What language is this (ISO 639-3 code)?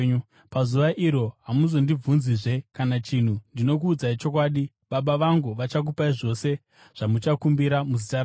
sna